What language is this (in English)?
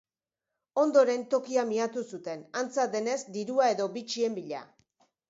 Basque